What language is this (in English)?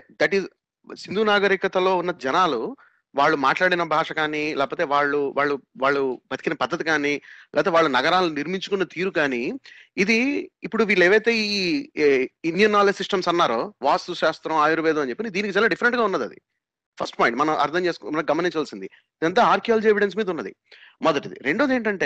Telugu